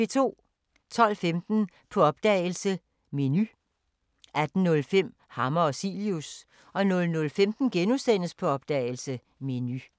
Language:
Danish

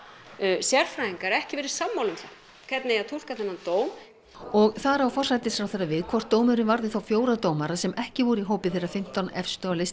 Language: Icelandic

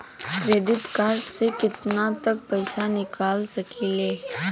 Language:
Bhojpuri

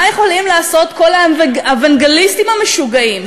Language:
Hebrew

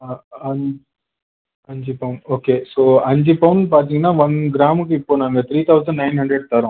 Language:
Tamil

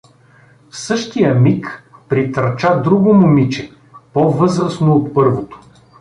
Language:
Bulgarian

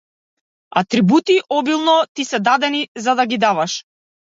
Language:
Macedonian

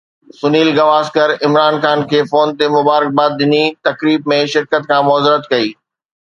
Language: Sindhi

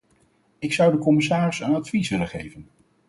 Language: Dutch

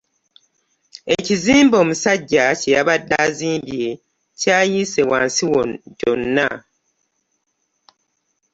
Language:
Ganda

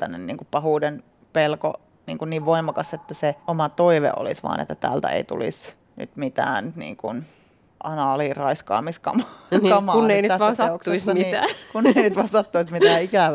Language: Finnish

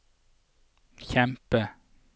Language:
Norwegian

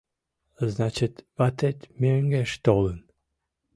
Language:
Mari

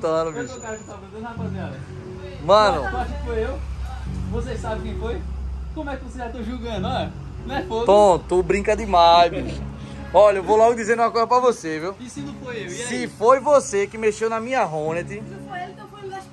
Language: Portuguese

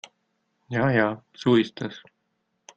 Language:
German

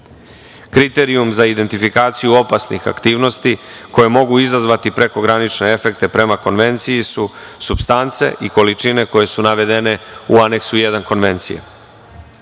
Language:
Serbian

